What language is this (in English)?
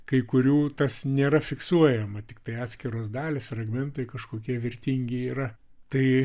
Lithuanian